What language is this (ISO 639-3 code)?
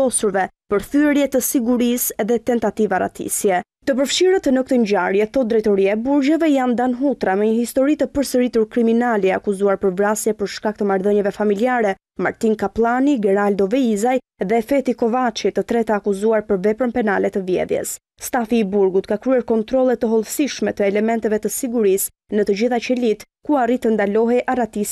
ron